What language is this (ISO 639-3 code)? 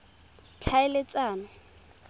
tsn